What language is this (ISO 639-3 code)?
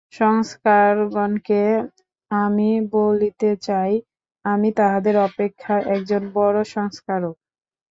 ben